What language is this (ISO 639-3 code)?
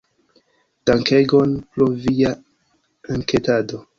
epo